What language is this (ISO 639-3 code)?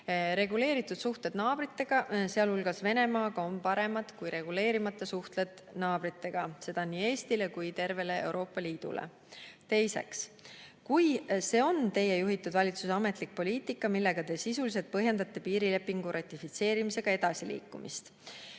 est